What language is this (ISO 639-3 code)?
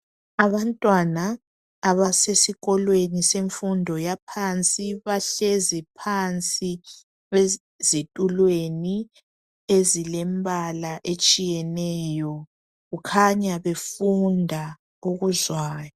nde